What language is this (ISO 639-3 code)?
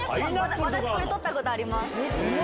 jpn